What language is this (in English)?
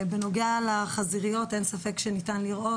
Hebrew